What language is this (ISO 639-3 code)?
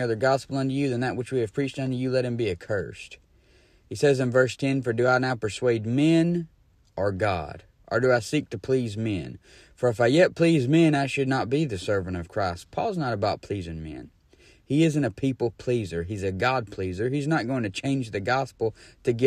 eng